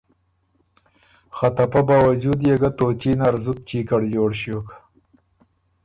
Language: Ormuri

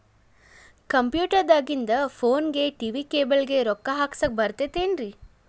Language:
Kannada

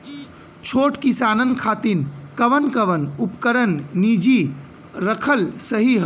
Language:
Bhojpuri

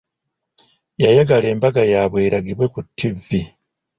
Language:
Ganda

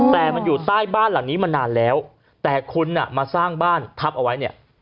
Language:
Thai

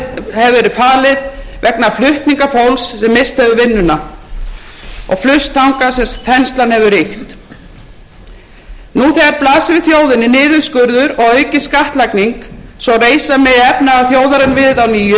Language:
Icelandic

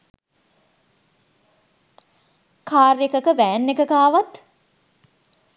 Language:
Sinhala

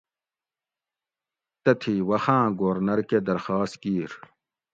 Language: Gawri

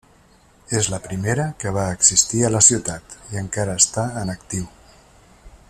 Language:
Catalan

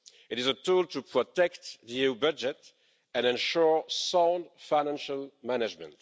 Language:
English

